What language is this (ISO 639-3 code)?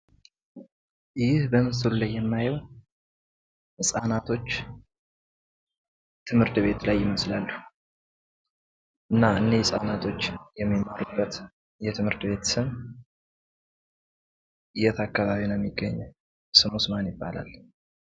amh